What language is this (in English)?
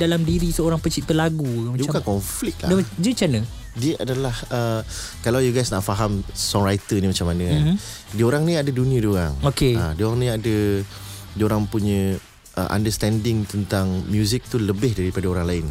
Malay